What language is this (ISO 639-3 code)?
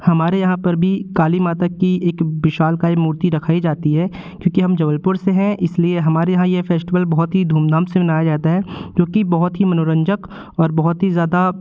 hin